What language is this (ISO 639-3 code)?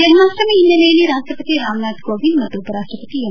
kan